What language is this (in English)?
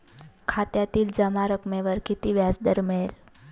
Marathi